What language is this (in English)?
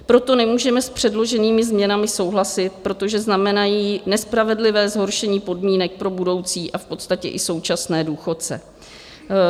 Czech